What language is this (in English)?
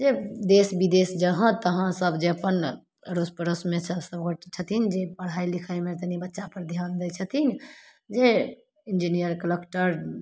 Maithili